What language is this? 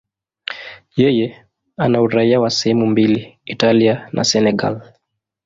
Swahili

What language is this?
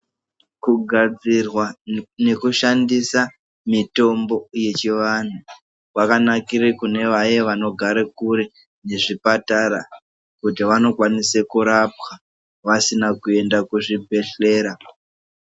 Ndau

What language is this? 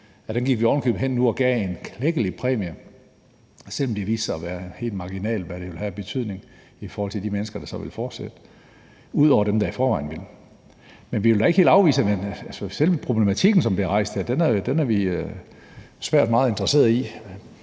Danish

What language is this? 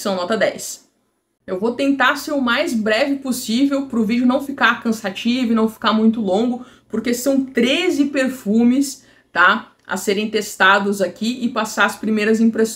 Portuguese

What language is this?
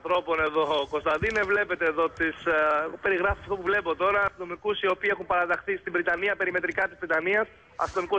Greek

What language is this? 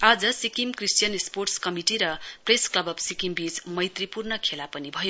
Nepali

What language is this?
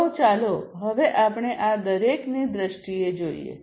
Gujarati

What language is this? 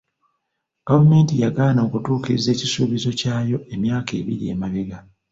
Ganda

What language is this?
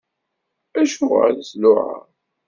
Kabyle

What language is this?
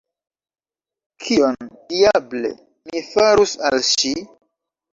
Esperanto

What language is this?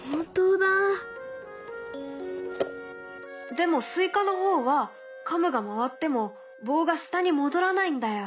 Japanese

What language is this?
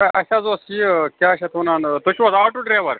Kashmiri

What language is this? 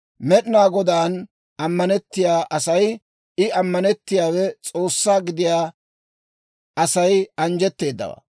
Dawro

